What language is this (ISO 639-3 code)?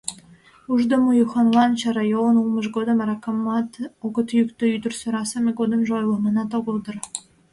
chm